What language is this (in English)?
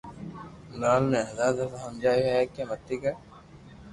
Loarki